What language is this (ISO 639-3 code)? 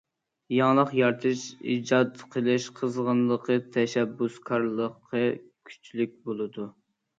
uig